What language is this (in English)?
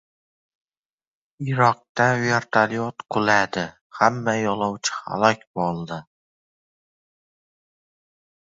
Uzbek